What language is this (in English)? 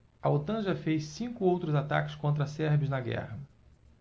Portuguese